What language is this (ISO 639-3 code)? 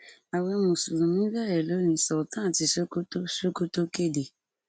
yor